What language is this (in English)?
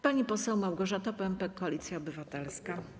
Polish